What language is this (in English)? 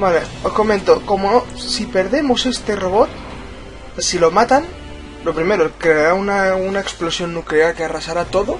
Spanish